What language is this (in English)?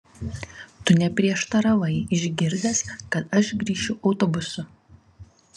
Lithuanian